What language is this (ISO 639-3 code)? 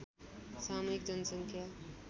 nep